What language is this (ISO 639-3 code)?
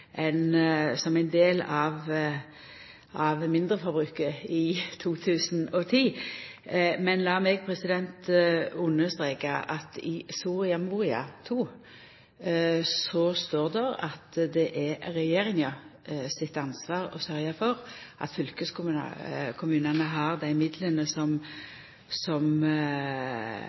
nno